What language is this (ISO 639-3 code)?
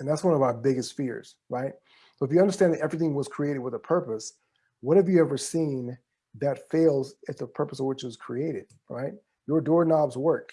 eng